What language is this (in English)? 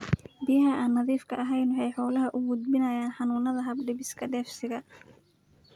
Somali